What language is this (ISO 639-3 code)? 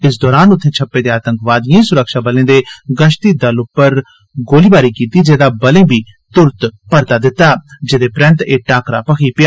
doi